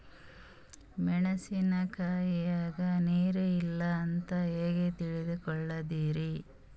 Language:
Kannada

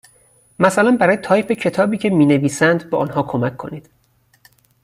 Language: Persian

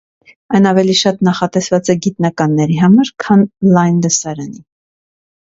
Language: Armenian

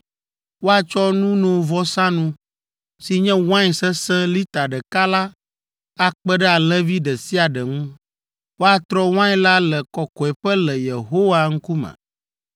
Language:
Ewe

